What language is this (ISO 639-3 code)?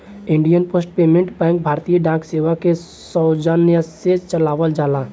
bho